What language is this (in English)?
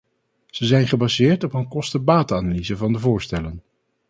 Dutch